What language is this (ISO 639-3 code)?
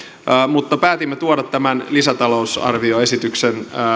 fin